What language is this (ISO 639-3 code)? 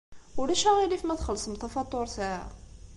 kab